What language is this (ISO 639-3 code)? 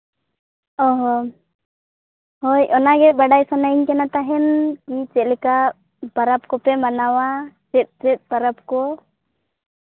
sat